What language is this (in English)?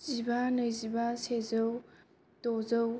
Bodo